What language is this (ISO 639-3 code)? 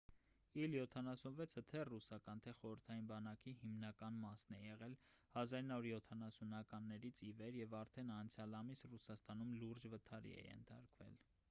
hye